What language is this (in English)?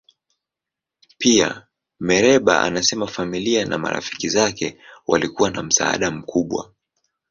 Swahili